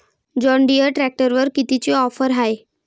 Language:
Marathi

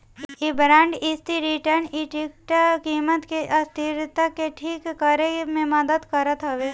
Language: Bhojpuri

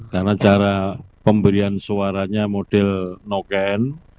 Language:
Indonesian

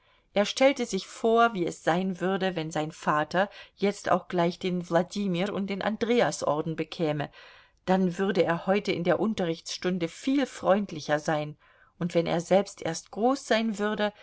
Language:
German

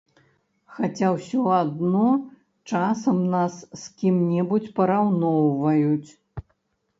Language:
Belarusian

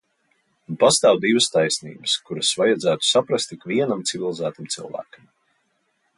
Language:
Latvian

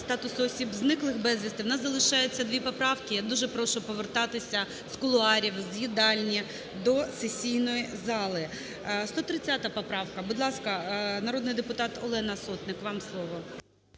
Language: Ukrainian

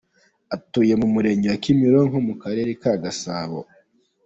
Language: Kinyarwanda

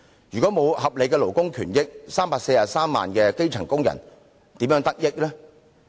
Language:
Cantonese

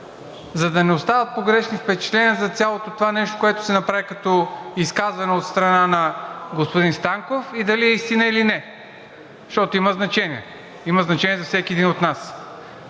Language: Bulgarian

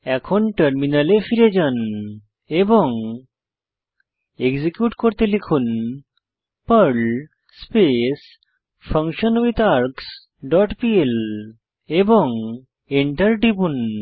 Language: Bangla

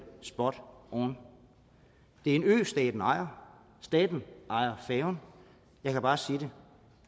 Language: Danish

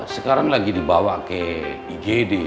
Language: Indonesian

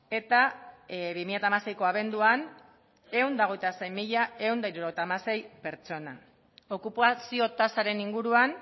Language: Basque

